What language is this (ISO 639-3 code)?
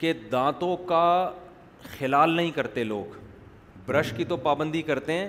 urd